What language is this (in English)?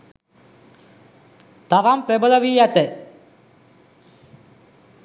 Sinhala